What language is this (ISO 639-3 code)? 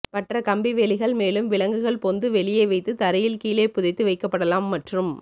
tam